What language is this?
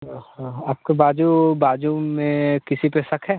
Hindi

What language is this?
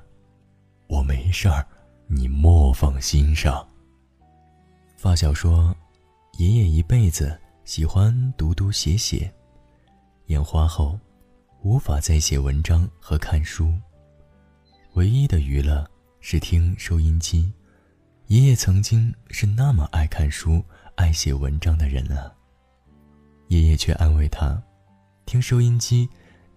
Chinese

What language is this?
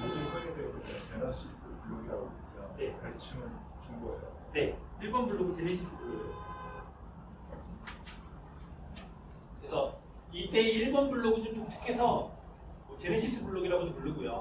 Korean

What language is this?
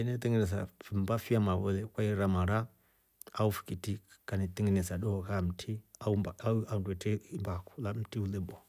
Rombo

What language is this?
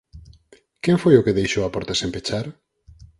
Galician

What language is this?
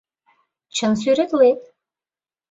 Mari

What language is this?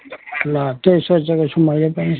Nepali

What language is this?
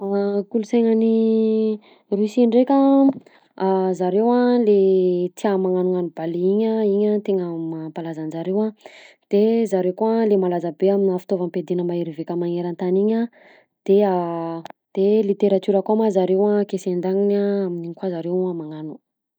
Southern Betsimisaraka Malagasy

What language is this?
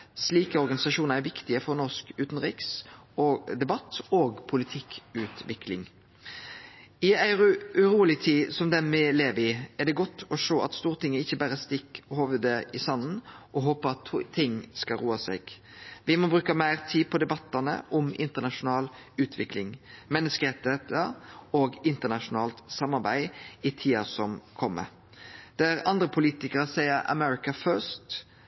Norwegian Nynorsk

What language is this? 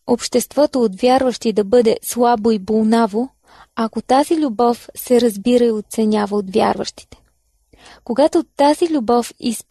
Bulgarian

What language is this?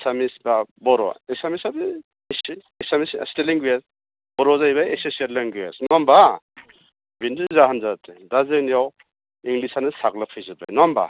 Bodo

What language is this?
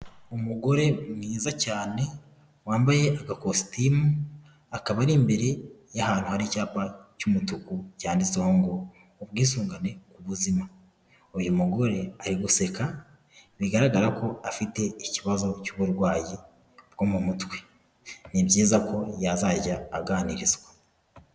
Kinyarwanda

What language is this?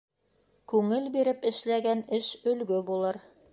Bashkir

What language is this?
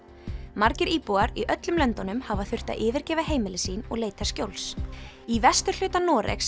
Icelandic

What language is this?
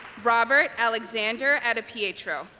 English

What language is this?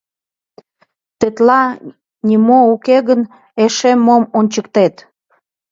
Mari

